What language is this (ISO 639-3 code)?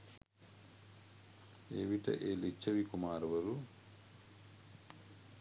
sin